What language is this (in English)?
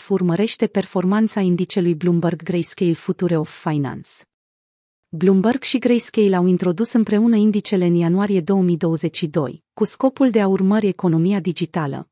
Romanian